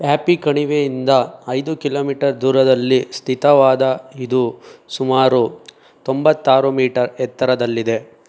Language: Kannada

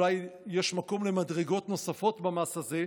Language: Hebrew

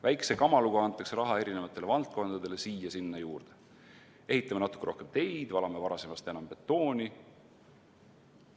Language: Estonian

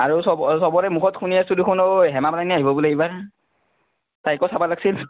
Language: Assamese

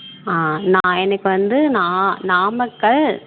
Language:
Tamil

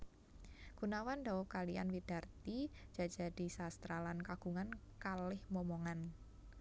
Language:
Javanese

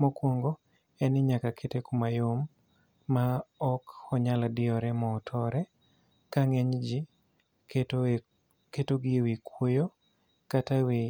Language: Luo (Kenya and Tanzania)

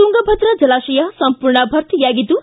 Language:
Kannada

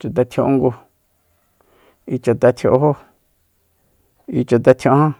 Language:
Soyaltepec Mazatec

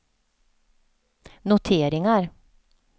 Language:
Swedish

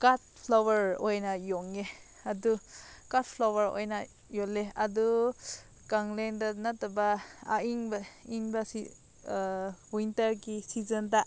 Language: Manipuri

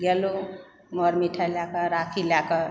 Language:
Maithili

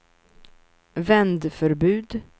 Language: Swedish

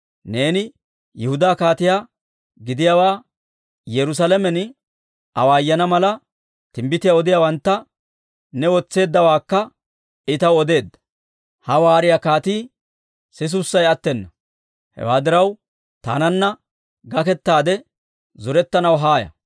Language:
Dawro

